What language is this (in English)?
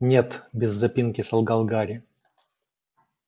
Russian